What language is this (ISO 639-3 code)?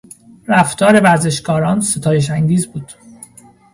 fas